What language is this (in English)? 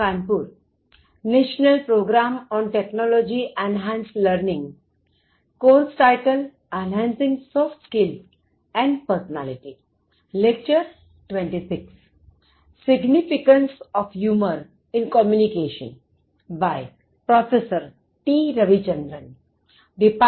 Gujarati